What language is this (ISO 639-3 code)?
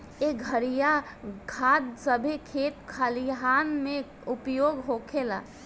bho